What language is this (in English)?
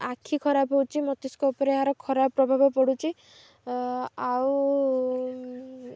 Odia